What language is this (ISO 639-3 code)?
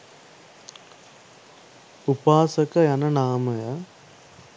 sin